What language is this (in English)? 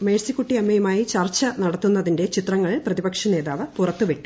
Malayalam